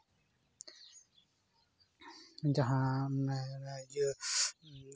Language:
Santali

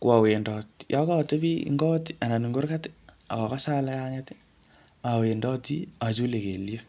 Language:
Kalenjin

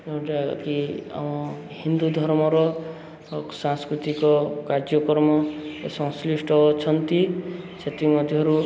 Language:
Odia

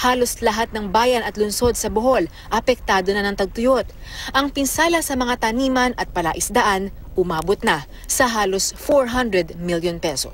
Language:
Filipino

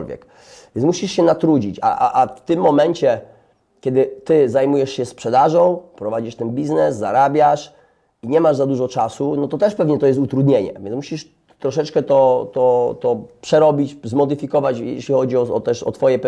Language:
Polish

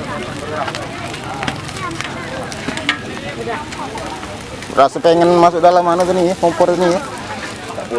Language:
Indonesian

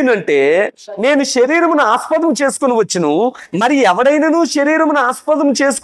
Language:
Telugu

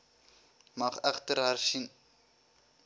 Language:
Afrikaans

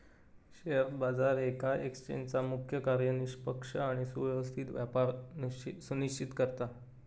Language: Marathi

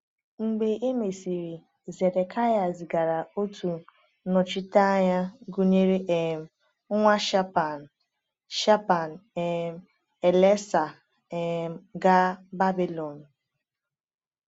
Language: Igbo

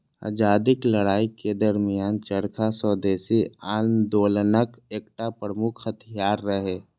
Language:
Maithili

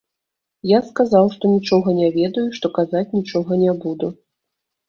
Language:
Belarusian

